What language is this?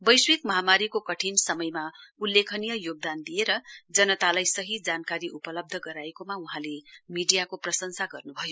Nepali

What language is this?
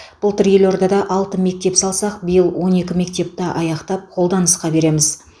Kazakh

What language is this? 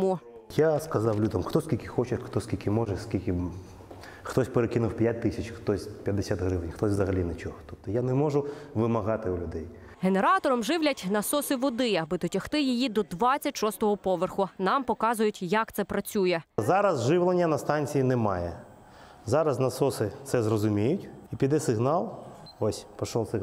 Ukrainian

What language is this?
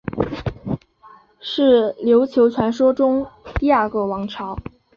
Chinese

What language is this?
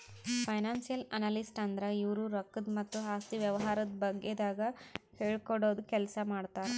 Kannada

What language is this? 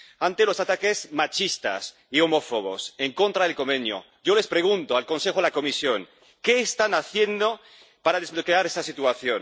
Spanish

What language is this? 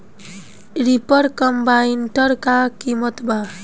Bhojpuri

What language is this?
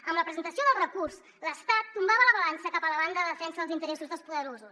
Catalan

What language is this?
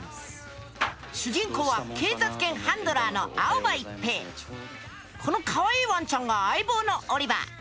Japanese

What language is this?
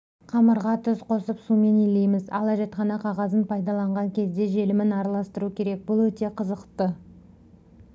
Kazakh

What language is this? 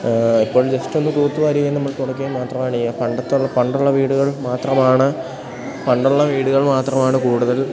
Malayalam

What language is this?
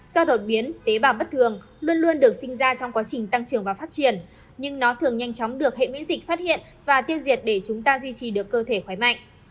Vietnamese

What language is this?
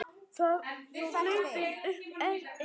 Icelandic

